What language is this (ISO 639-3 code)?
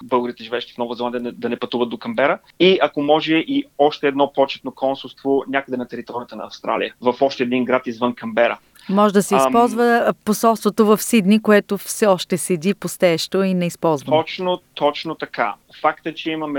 bul